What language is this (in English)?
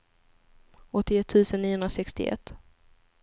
Swedish